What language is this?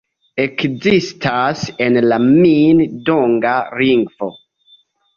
Esperanto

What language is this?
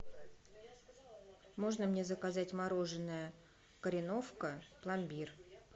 Russian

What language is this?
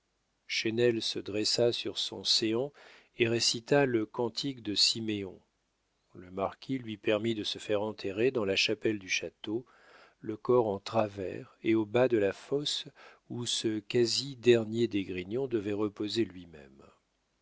French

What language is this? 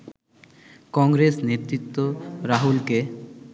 Bangla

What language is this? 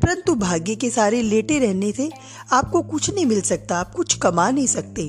Hindi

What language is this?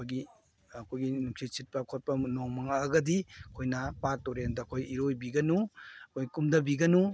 Manipuri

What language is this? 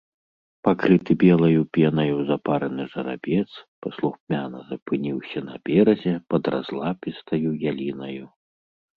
Belarusian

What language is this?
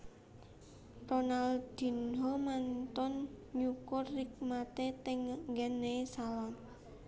Javanese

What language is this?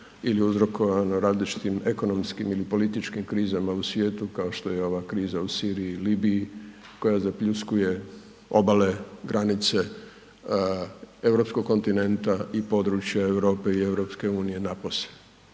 Croatian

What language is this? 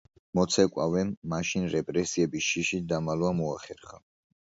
Georgian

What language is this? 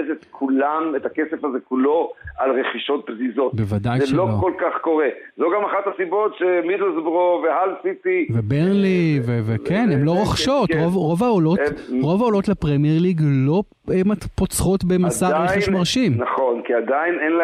Hebrew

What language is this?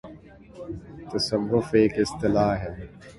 Urdu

